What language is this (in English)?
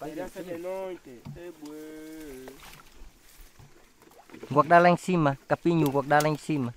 Vietnamese